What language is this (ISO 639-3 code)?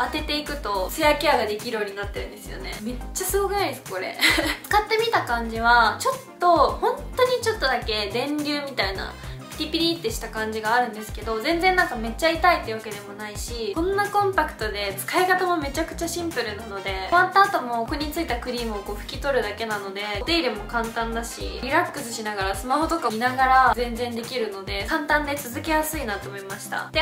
jpn